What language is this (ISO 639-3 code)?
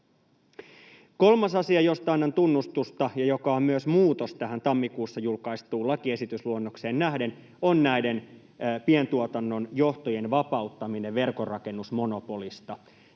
fin